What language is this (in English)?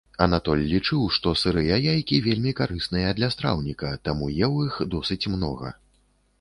Belarusian